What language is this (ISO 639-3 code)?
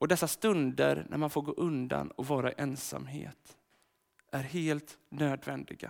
swe